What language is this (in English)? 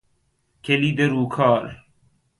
Persian